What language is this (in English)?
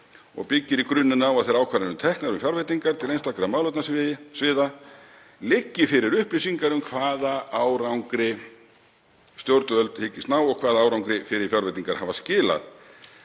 Icelandic